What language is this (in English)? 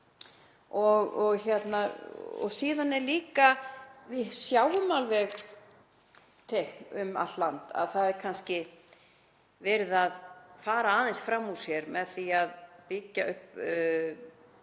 Icelandic